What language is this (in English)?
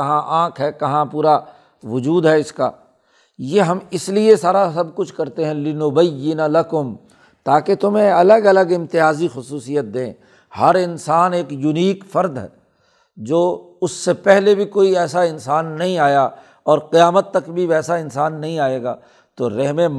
Urdu